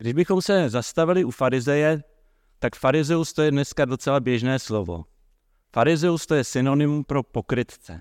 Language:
Czech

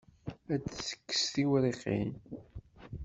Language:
Kabyle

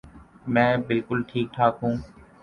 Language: Urdu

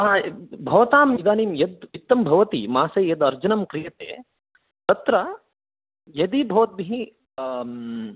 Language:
Sanskrit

